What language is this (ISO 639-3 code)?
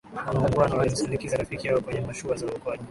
swa